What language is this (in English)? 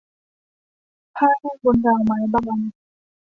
Thai